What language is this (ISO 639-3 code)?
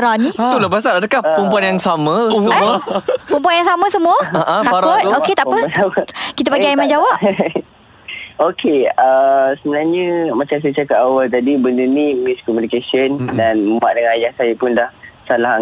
msa